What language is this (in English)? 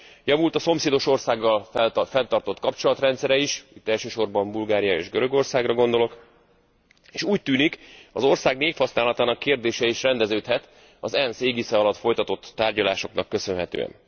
Hungarian